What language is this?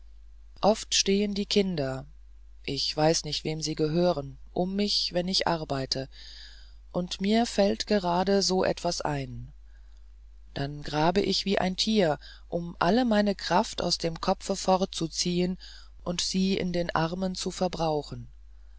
German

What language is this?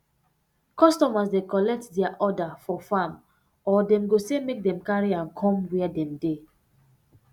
Nigerian Pidgin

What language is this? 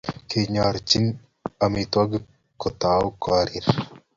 Kalenjin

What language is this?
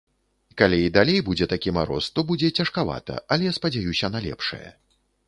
Belarusian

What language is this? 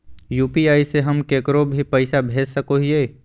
Magahi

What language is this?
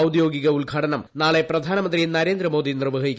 Malayalam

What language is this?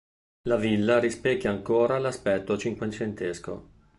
Italian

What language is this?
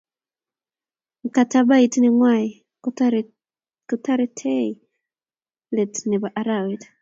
Kalenjin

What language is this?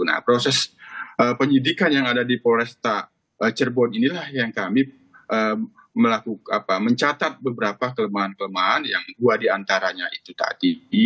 Indonesian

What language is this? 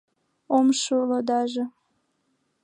Mari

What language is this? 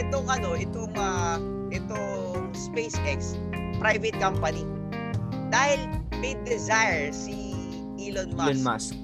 Filipino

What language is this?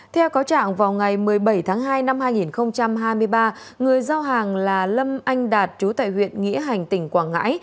Vietnamese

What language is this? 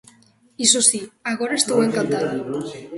Galician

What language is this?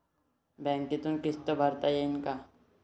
Marathi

